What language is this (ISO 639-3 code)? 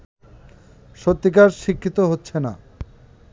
ben